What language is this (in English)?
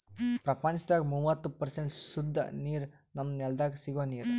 Kannada